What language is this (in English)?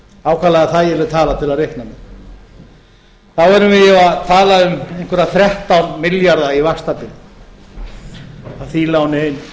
Icelandic